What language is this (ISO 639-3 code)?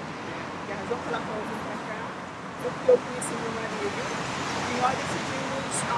por